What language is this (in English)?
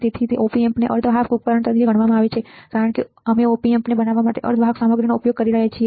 Gujarati